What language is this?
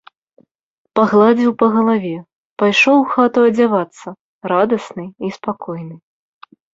Belarusian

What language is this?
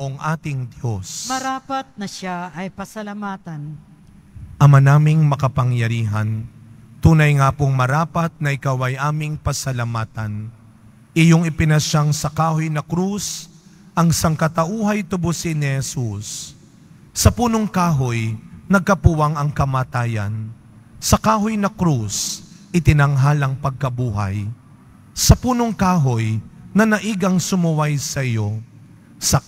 Filipino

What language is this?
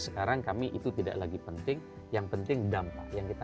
Indonesian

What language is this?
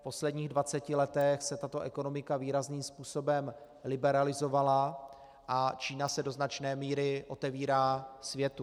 Czech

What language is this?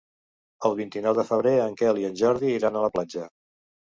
Catalan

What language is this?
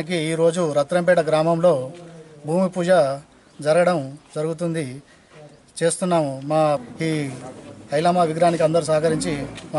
Hindi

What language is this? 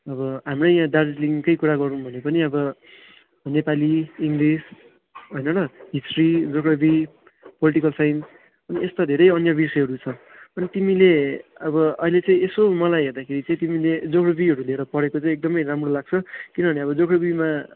Nepali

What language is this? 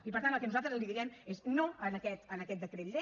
Catalan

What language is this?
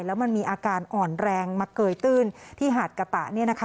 Thai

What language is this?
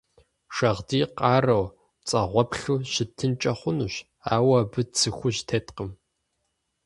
Kabardian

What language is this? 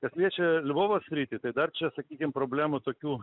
Lithuanian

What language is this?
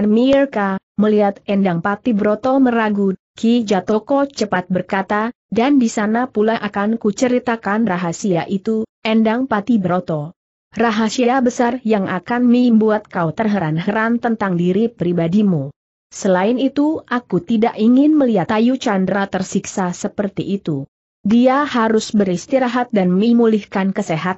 Indonesian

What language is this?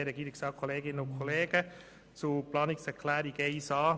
Swiss German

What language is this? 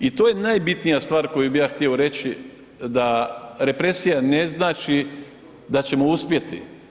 Croatian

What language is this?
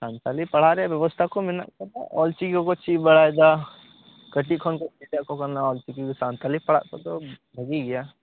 Santali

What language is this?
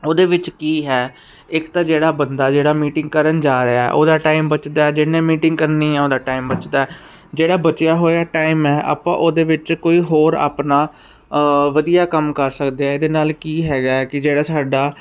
Punjabi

